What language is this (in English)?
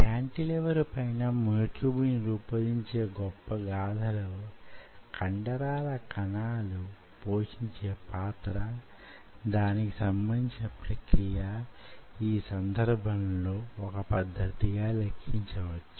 Telugu